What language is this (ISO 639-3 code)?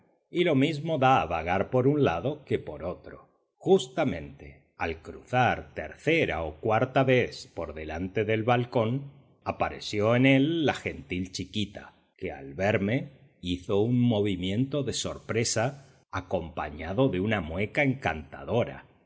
spa